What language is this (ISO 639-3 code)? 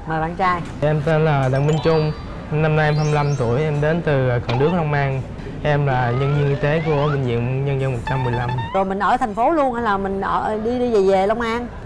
vie